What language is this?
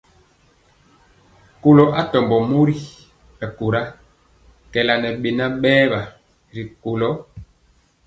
Mpiemo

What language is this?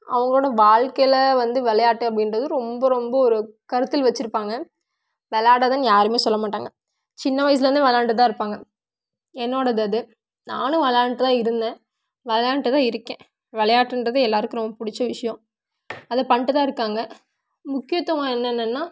Tamil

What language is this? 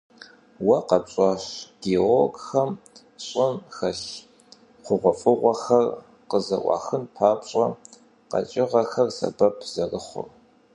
Kabardian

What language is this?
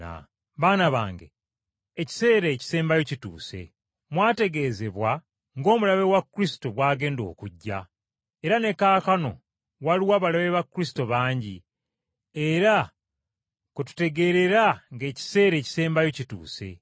Ganda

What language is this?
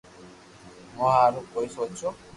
Loarki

